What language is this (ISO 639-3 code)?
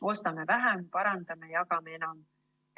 est